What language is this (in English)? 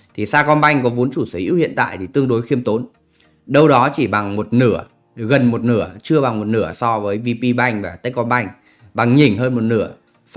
Vietnamese